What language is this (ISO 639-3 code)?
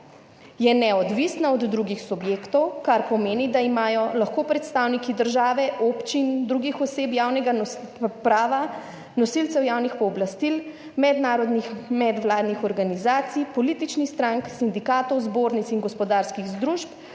slv